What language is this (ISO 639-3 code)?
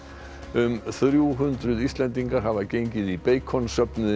isl